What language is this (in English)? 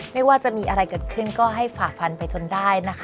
Thai